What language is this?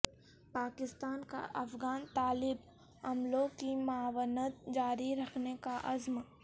Urdu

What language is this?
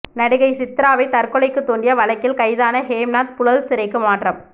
Tamil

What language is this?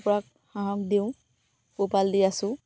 Assamese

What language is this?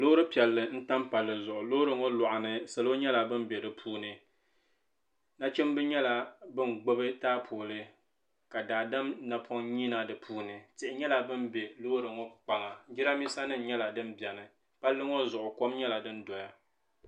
Dagbani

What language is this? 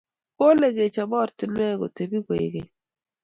Kalenjin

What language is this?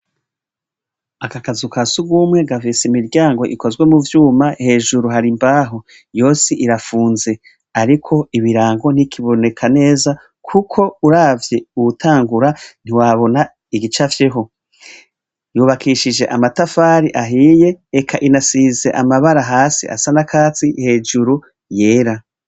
Rundi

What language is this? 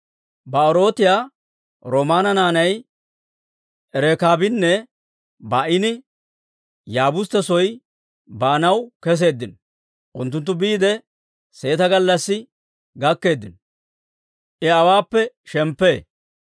Dawro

